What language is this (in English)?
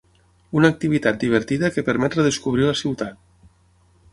Catalan